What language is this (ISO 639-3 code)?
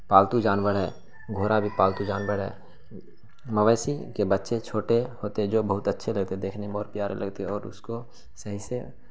urd